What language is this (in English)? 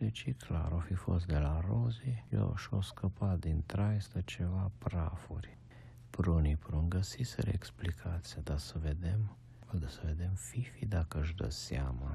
Romanian